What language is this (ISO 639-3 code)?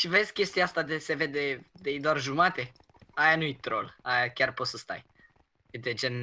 ron